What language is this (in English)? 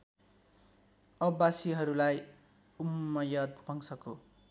Nepali